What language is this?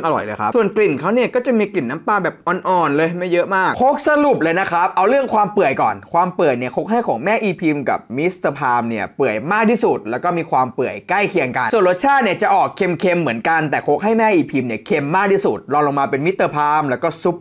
Thai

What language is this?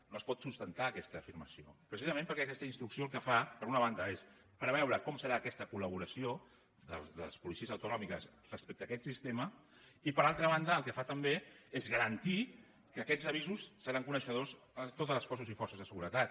Catalan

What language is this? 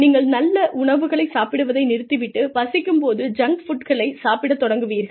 Tamil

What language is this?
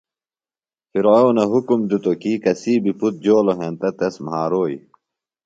Phalura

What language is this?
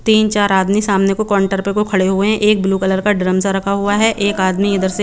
Hindi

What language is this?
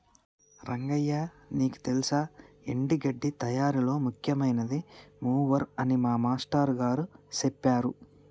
Telugu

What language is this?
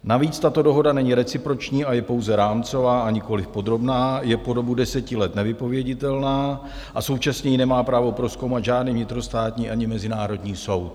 Czech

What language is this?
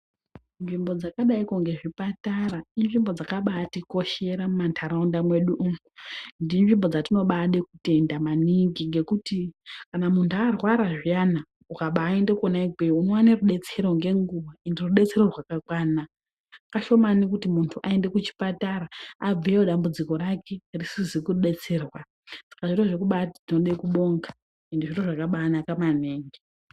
Ndau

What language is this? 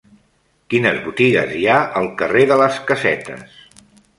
Catalan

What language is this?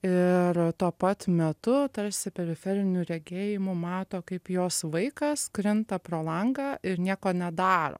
Lithuanian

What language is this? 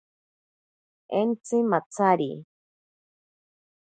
Ashéninka Perené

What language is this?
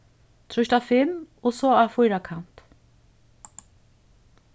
Faroese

